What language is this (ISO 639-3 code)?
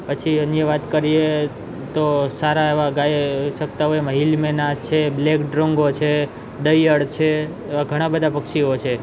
guj